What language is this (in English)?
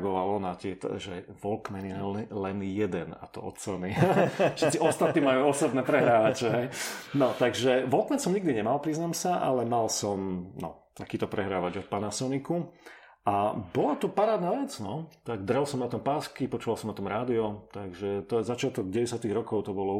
Slovak